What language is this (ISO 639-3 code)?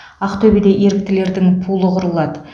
kaz